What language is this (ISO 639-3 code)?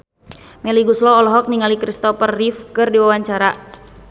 sun